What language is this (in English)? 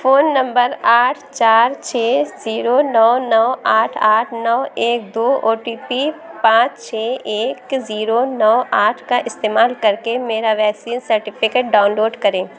Urdu